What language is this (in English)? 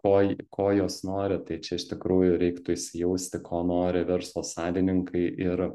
Lithuanian